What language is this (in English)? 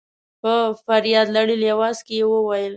Pashto